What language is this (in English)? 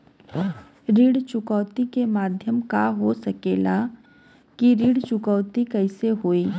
Bhojpuri